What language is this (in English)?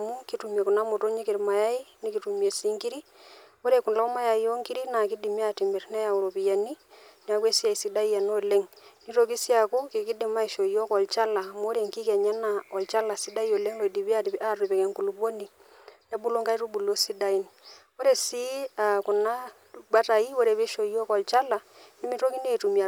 Masai